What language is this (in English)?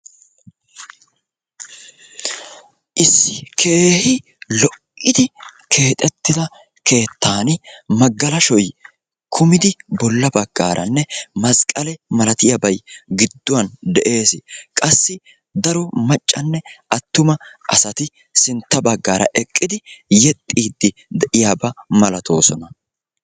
Wolaytta